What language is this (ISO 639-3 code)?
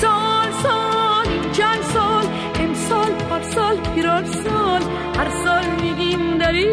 fas